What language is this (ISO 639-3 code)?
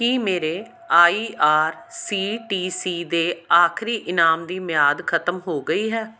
pan